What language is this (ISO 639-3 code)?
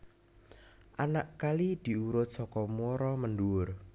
jav